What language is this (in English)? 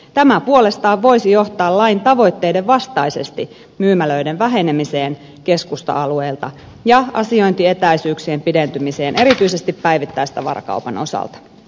Finnish